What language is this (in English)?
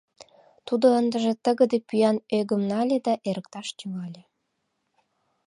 Mari